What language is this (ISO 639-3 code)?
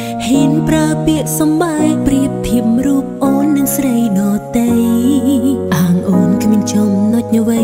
vie